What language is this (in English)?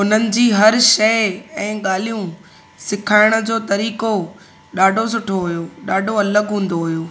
Sindhi